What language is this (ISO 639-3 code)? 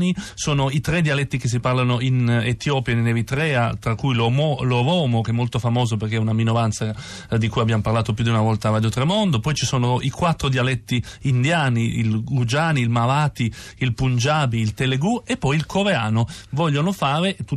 ita